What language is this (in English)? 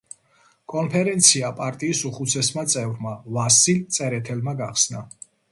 Georgian